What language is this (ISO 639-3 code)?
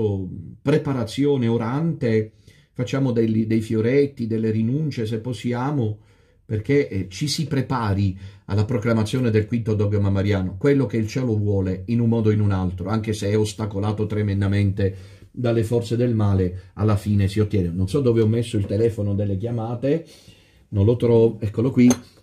ita